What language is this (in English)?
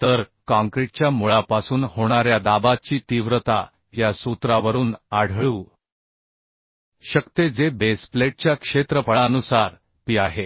Marathi